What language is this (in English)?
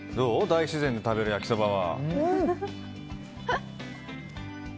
Japanese